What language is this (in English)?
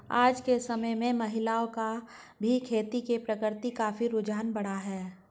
Hindi